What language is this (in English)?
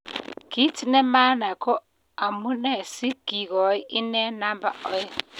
Kalenjin